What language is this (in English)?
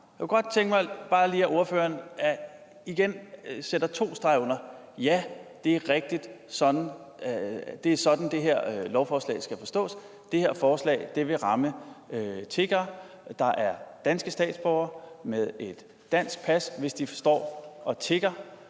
Danish